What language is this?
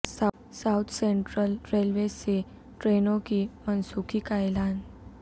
Urdu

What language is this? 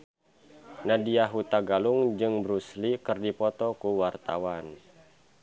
Sundanese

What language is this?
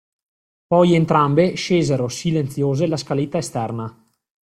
Italian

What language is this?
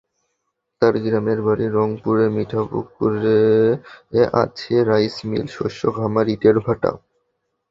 Bangla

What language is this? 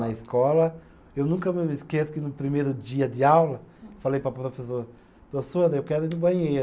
Portuguese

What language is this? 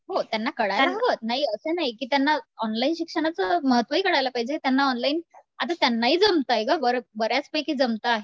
Marathi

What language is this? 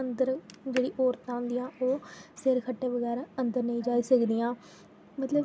Dogri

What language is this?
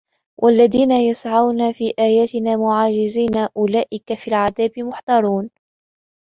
Arabic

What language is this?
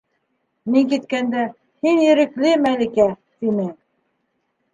Bashkir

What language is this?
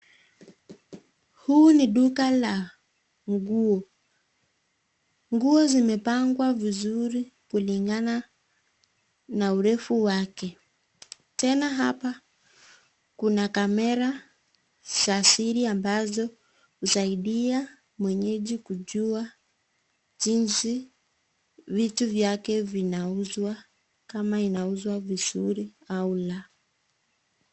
Swahili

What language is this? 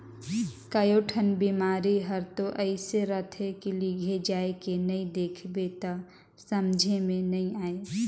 Chhattisgarhi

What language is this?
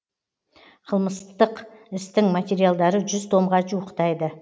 Kazakh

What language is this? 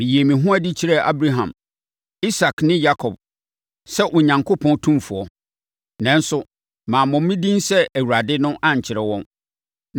Akan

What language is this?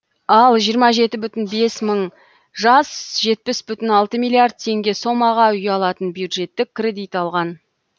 Kazakh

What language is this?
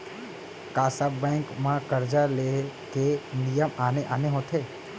Chhattisgarhi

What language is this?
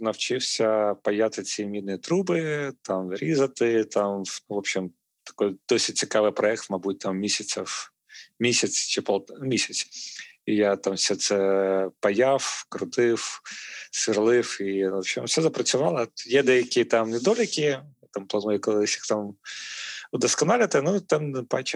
Ukrainian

